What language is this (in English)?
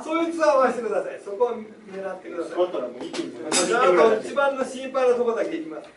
Japanese